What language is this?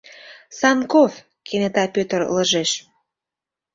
Mari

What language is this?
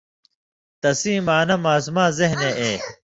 Indus Kohistani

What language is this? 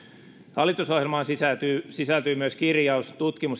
Finnish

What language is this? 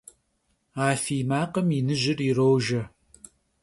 Kabardian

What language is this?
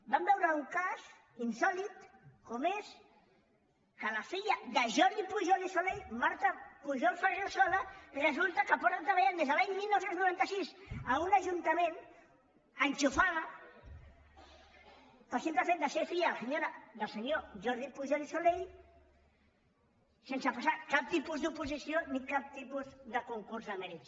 Catalan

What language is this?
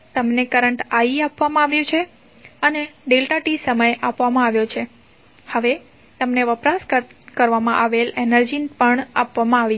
Gujarati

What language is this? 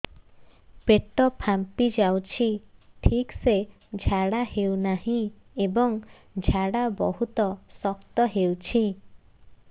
Odia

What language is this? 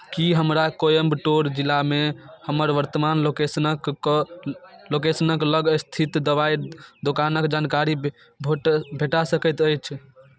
Maithili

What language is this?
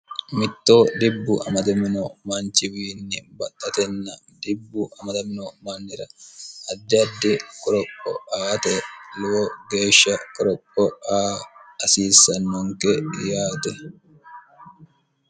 Sidamo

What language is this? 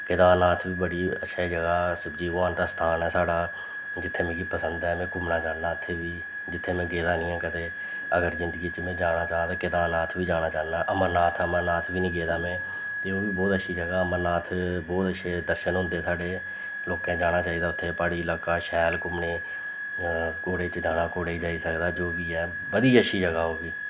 Dogri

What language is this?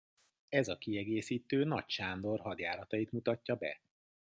Hungarian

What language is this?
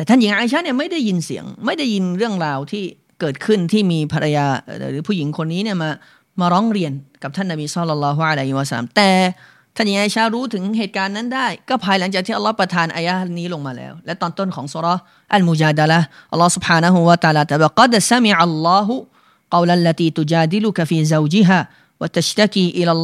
Thai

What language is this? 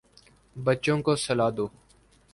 Urdu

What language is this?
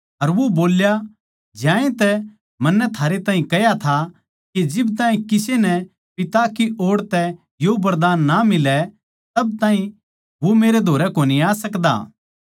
Haryanvi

